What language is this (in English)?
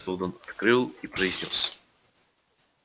Russian